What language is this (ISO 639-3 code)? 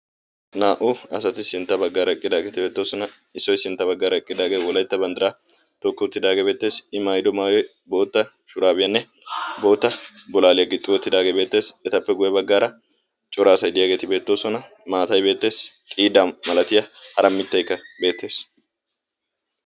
wal